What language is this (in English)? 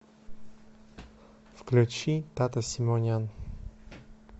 Russian